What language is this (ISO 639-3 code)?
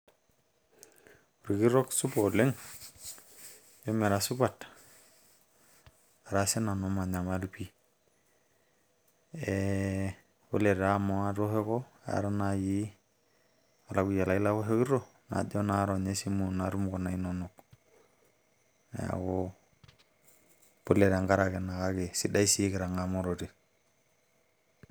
mas